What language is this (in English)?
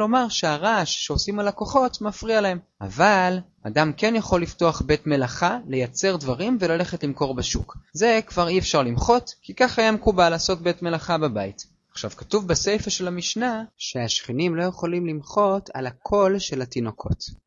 Hebrew